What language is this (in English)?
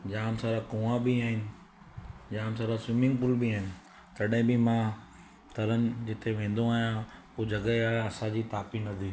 Sindhi